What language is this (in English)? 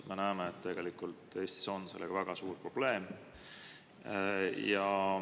Estonian